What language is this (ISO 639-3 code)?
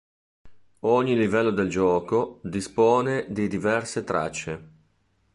ita